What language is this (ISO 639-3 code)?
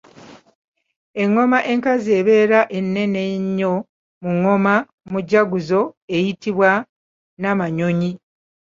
lug